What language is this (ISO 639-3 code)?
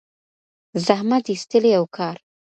pus